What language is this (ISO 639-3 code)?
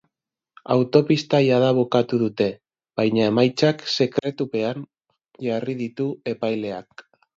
eus